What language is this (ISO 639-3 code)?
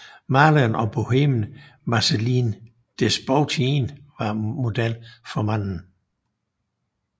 dan